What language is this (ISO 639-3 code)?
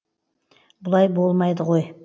kaz